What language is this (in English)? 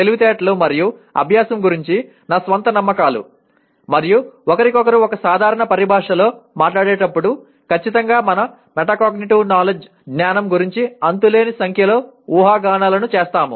Telugu